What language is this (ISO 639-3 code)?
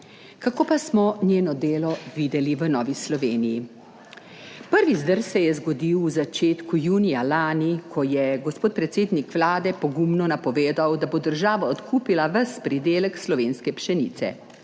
slv